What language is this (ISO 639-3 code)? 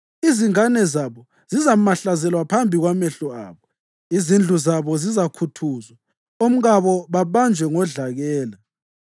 nde